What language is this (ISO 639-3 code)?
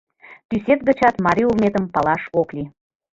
chm